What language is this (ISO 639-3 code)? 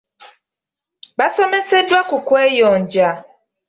lug